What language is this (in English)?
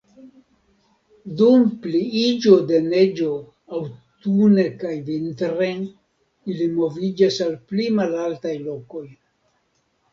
Esperanto